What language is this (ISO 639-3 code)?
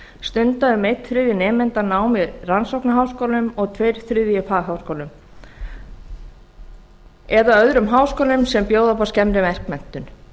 isl